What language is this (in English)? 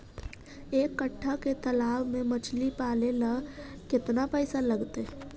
Magahi